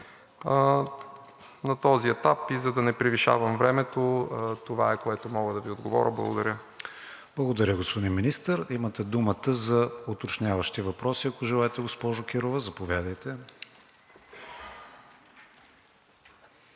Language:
Bulgarian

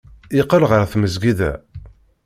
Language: Kabyle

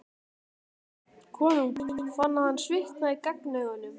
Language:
Icelandic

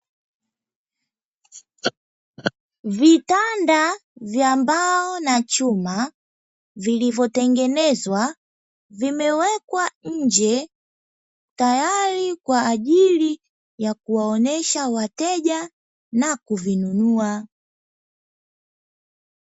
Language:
Swahili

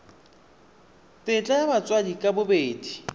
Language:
Tswana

